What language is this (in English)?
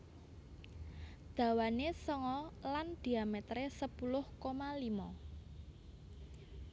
Javanese